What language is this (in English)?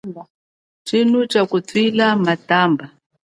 Chokwe